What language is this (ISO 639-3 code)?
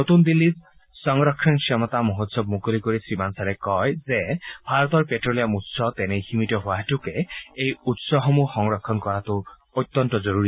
asm